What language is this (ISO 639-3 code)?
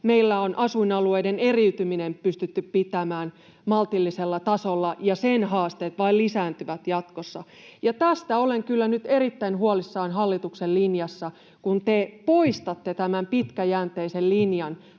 fin